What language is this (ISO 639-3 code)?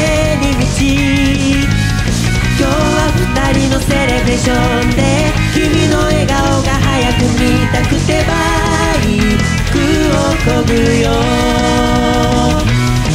ron